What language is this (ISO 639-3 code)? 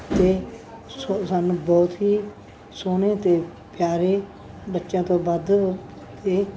pan